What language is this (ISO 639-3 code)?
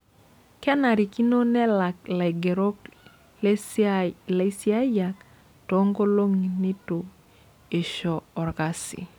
mas